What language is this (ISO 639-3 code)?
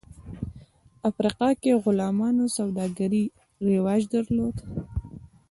pus